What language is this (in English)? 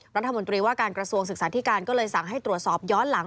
Thai